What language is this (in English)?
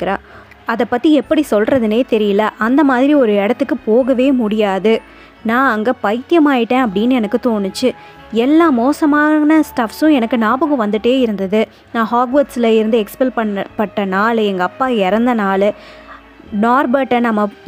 Tamil